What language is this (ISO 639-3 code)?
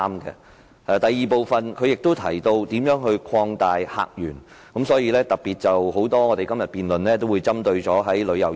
yue